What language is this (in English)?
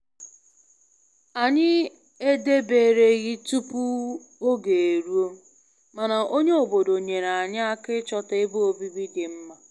Igbo